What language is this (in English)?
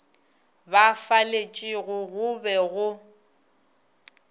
Northern Sotho